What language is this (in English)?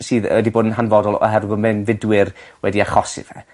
Welsh